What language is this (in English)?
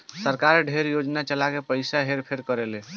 Bhojpuri